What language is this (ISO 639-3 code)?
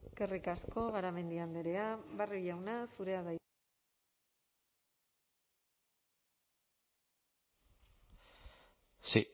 eus